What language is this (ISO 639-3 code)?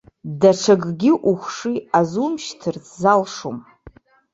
abk